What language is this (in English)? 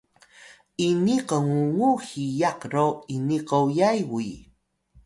Atayal